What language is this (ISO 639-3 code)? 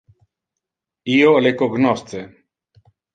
ina